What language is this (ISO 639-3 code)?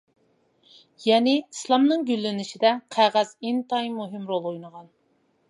uig